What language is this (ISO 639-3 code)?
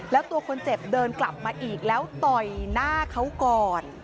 tha